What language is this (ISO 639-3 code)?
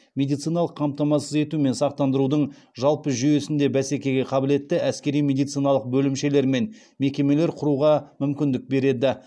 kaz